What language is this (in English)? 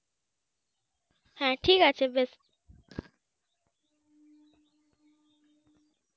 Bangla